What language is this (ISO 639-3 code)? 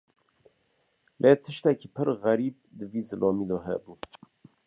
kur